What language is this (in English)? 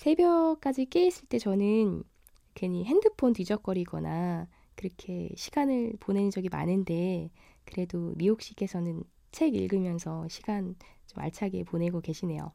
Korean